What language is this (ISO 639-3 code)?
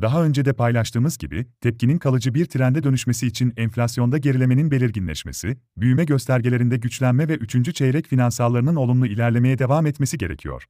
tur